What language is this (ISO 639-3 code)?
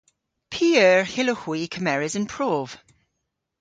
cor